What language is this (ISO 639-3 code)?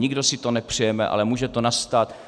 ces